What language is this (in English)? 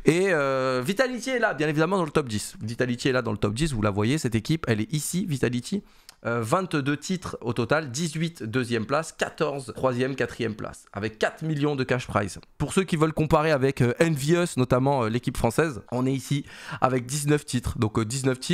French